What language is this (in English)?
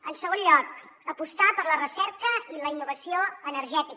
Catalan